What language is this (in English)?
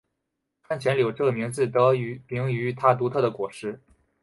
Chinese